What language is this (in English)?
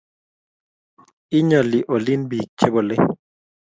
Kalenjin